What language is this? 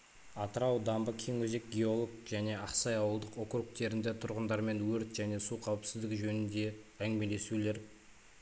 Kazakh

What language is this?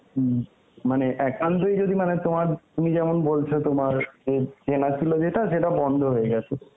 Bangla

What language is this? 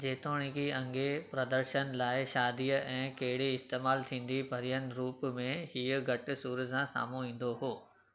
Sindhi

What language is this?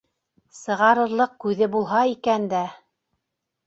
Bashkir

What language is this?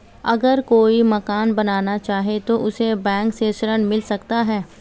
Hindi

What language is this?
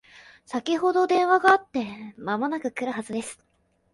Japanese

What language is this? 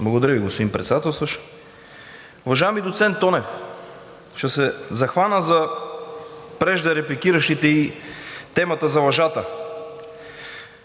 Bulgarian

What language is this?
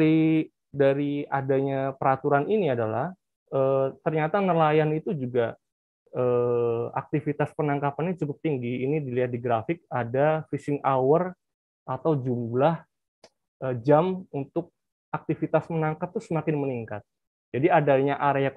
Indonesian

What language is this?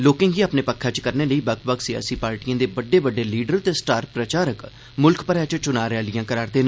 Dogri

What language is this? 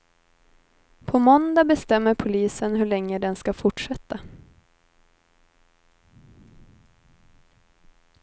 Swedish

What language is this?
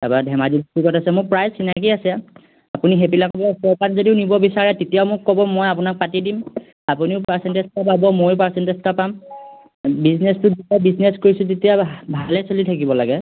Assamese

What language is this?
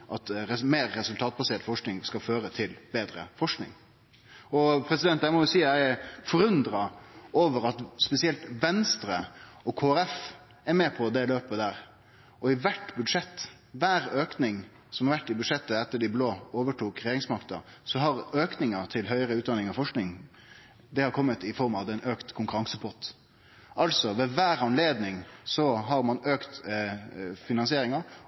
Norwegian Nynorsk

